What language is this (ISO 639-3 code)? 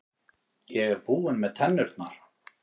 isl